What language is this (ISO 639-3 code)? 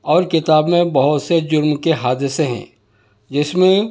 urd